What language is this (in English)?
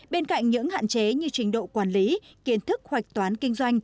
Vietnamese